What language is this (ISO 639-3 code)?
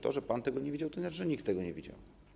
pol